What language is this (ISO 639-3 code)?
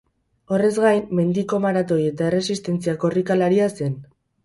eus